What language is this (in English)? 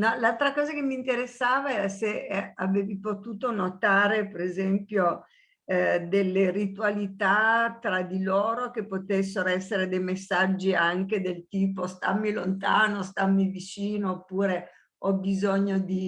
Italian